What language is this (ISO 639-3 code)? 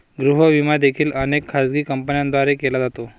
mar